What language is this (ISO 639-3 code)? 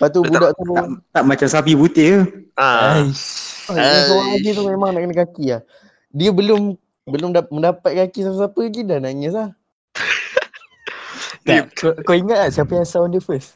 msa